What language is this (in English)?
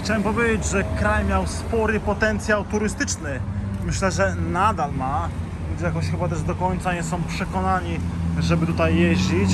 Polish